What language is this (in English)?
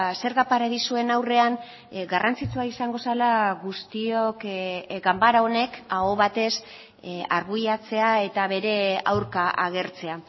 Basque